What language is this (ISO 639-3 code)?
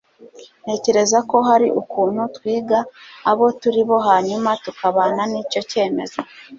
kin